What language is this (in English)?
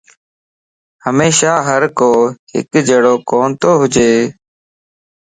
Lasi